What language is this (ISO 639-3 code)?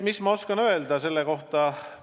est